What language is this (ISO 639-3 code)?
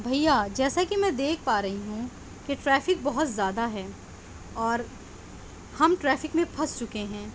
urd